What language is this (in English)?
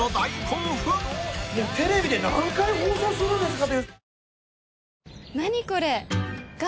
Japanese